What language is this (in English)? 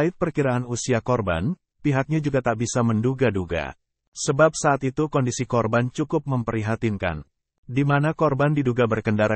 Indonesian